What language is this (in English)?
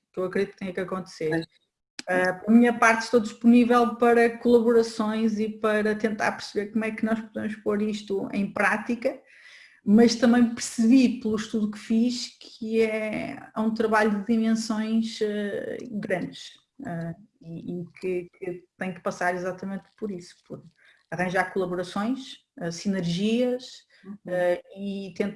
Portuguese